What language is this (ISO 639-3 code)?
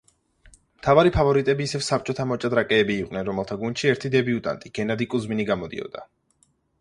kat